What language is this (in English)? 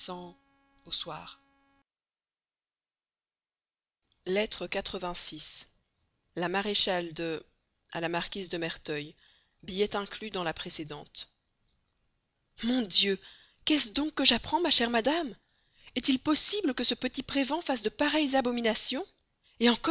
French